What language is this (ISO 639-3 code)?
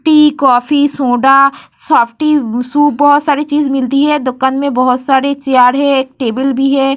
hin